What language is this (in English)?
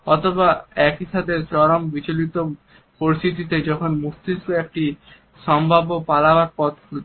Bangla